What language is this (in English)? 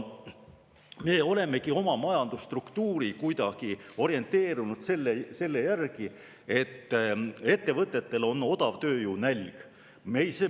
Estonian